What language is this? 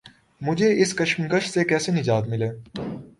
Urdu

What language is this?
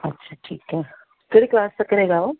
Punjabi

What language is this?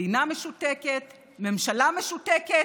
Hebrew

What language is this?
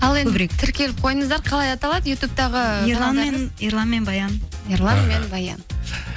Kazakh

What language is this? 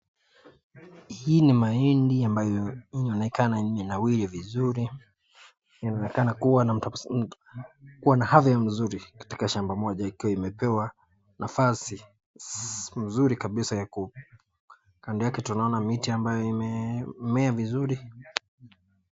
Swahili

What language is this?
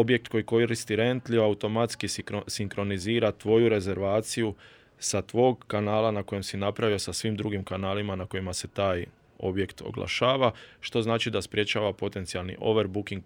Croatian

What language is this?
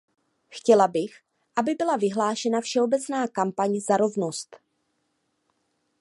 Czech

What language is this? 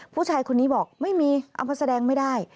Thai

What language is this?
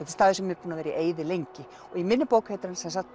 Icelandic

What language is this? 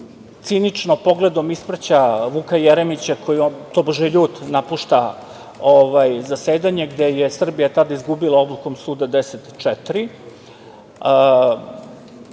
Serbian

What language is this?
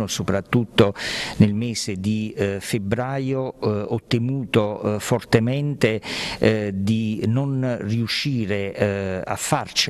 Italian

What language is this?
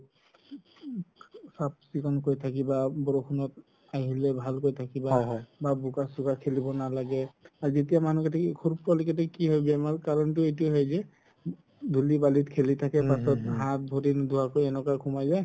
Assamese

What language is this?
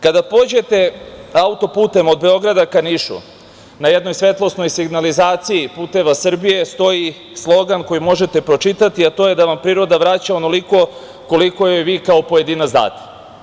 Serbian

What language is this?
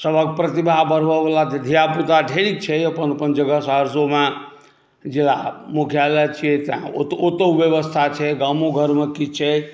Maithili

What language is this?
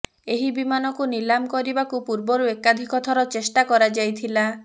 Odia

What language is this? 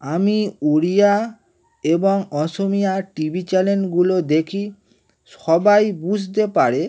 Bangla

